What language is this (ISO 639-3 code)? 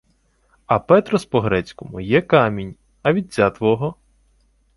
ukr